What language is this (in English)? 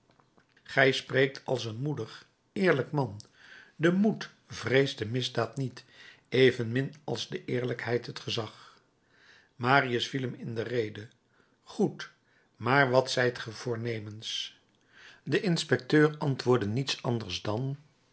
Dutch